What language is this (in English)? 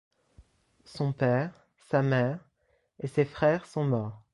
French